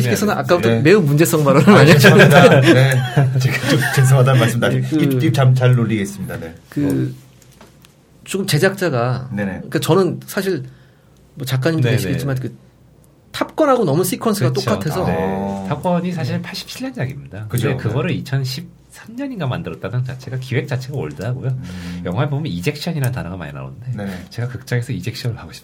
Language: Korean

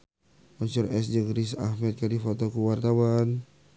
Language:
Sundanese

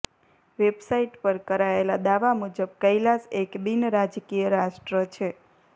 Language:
Gujarati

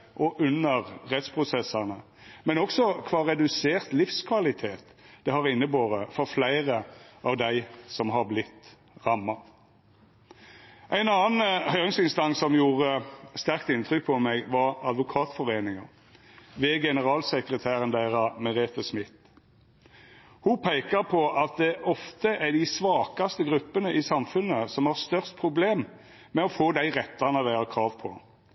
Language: Norwegian Nynorsk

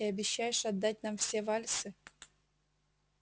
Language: Russian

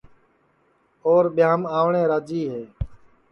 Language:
Sansi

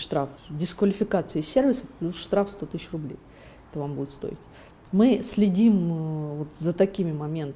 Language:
Russian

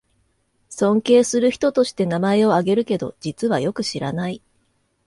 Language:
Japanese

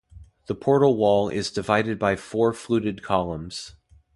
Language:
English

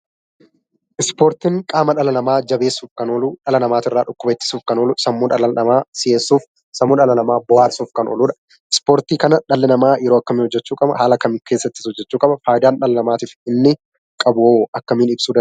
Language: Oromo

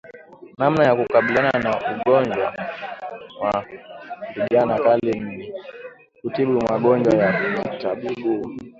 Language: Swahili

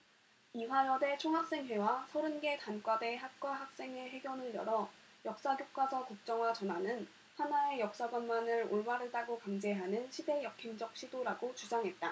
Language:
Korean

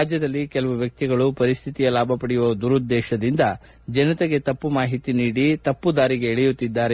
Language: Kannada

